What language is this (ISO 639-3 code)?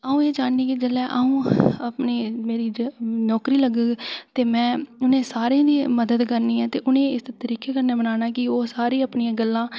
doi